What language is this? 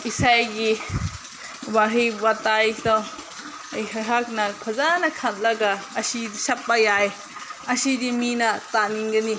Manipuri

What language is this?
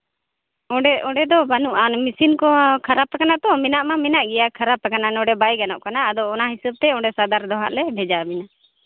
Santali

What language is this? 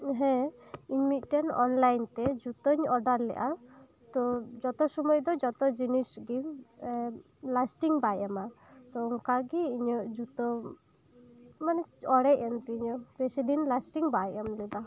Santali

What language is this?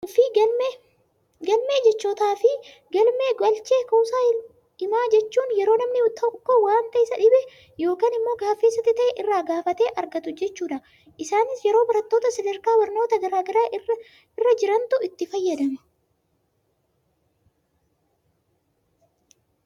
Oromo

